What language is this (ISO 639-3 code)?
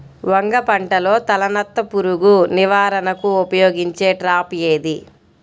tel